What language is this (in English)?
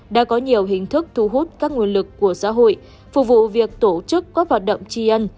Vietnamese